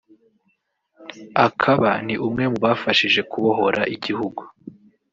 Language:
Kinyarwanda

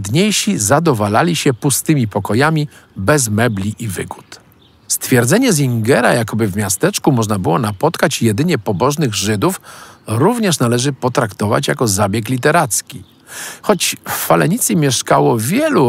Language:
Polish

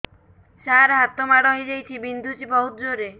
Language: Odia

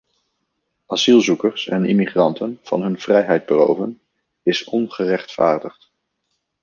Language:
Dutch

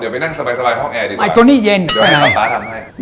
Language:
Thai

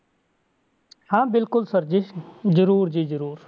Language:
Punjabi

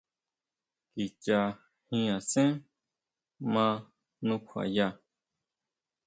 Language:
Huautla Mazatec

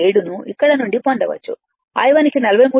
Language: Telugu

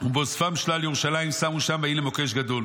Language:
Hebrew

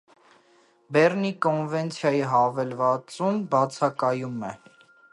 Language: Armenian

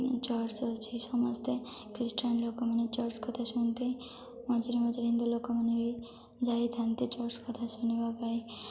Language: Odia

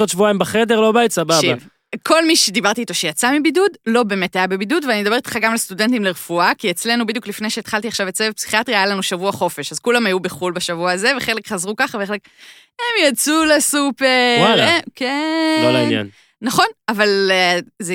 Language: Hebrew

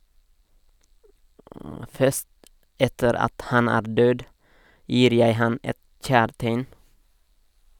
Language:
Norwegian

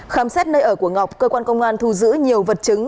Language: Vietnamese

